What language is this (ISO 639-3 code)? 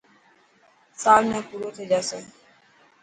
mki